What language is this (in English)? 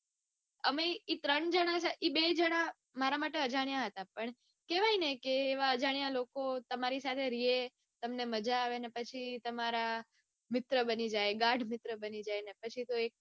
Gujarati